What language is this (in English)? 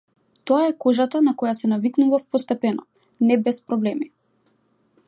Macedonian